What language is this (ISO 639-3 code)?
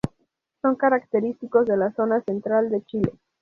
spa